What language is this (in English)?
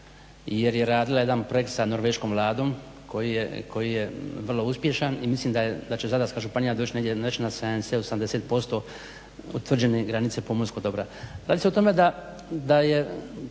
Croatian